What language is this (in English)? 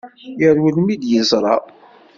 Kabyle